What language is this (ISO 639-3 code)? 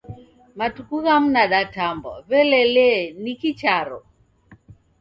dav